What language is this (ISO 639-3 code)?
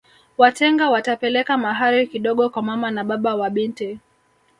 swa